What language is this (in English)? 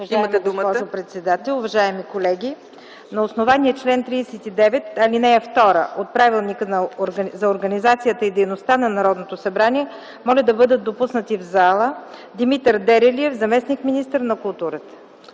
Bulgarian